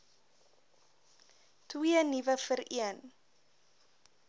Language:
Afrikaans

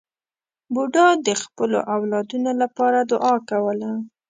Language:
Pashto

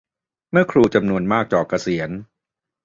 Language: Thai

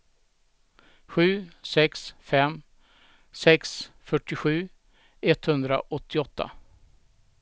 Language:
Swedish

